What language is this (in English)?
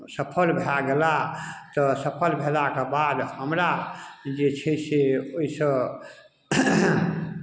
Maithili